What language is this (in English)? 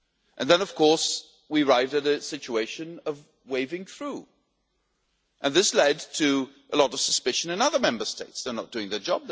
English